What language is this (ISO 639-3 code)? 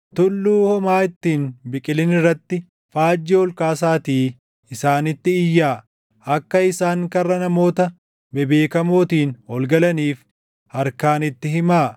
orm